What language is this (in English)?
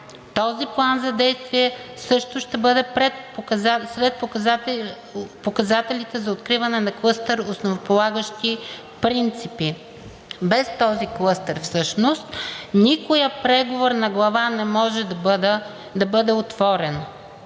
Bulgarian